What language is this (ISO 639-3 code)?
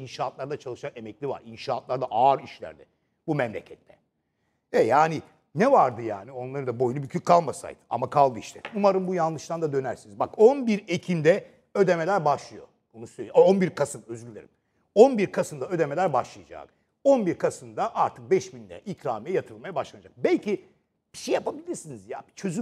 tur